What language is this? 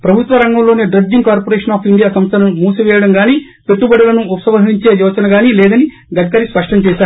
Telugu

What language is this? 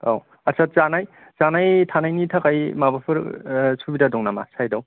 Bodo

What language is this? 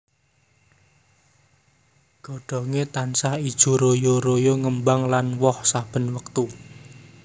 Javanese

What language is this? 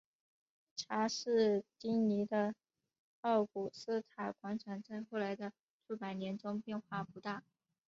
Chinese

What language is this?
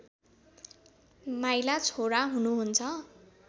Nepali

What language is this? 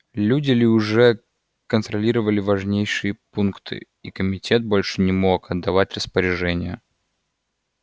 Russian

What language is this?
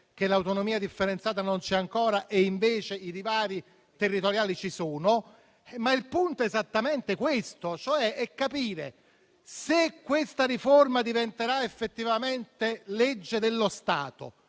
Italian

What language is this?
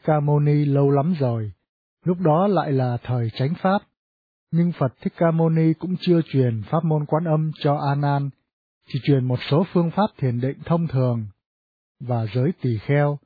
Vietnamese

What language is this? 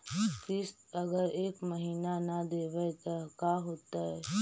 Magahi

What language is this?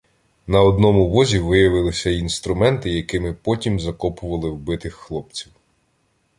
Ukrainian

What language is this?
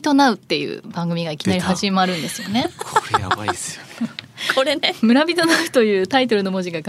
Japanese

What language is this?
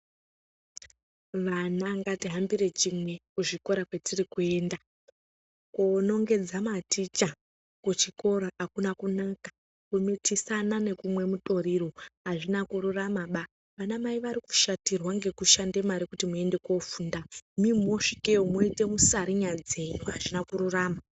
Ndau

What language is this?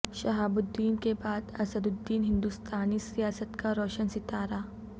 Urdu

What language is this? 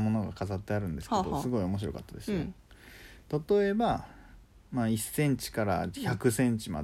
Japanese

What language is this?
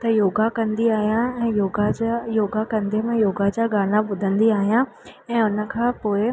Sindhi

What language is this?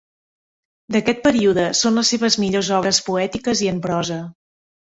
Catalan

